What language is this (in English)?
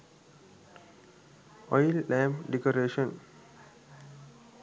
Sinhala